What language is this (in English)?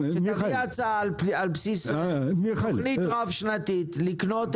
Hebrew